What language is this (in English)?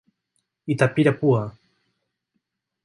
Portuguese